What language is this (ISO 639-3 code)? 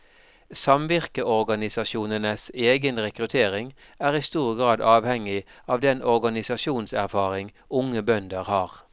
nor